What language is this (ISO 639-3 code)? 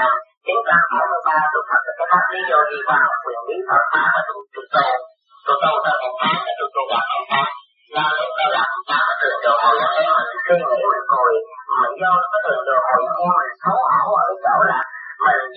vie